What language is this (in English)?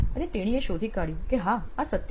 Gujarati